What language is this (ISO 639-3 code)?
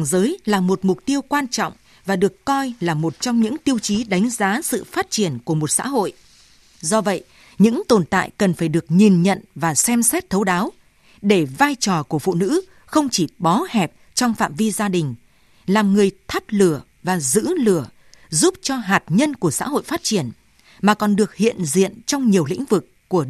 vie